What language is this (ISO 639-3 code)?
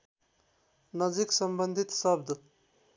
nep